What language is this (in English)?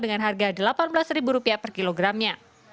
Indonesian